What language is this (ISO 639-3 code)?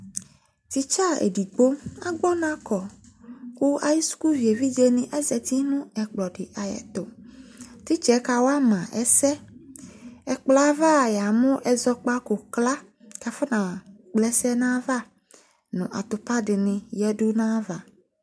kpo